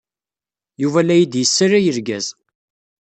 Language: Kabyle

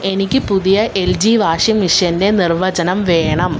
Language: Malayalam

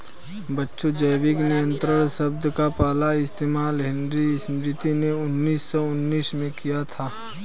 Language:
Hindi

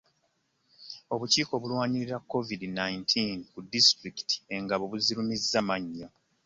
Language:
Ganda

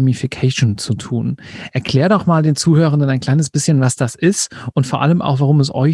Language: German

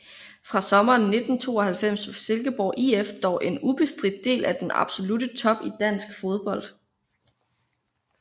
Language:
Danish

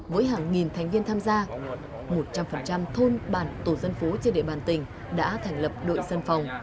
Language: Vietnamese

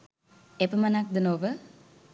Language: Sinhala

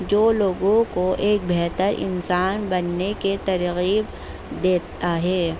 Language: Urdu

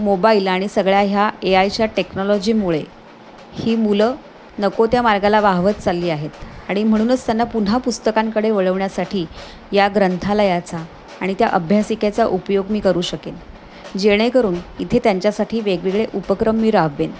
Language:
Marathi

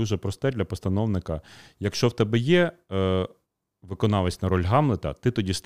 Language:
Ukrainian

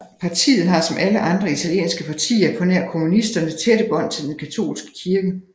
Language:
Danish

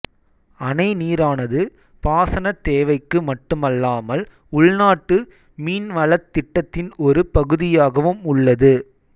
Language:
Tamil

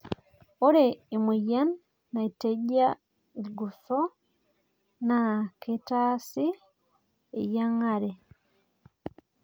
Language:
Masai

